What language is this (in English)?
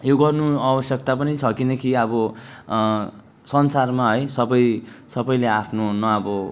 Nepali